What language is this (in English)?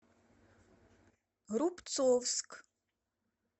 Russian